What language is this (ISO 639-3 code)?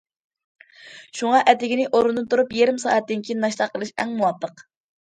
uig